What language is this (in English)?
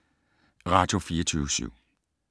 Danish